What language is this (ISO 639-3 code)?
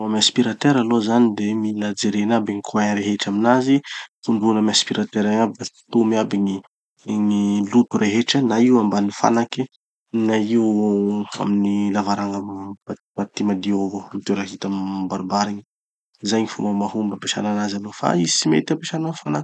txy